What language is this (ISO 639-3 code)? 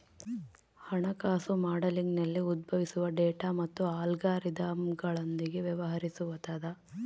kan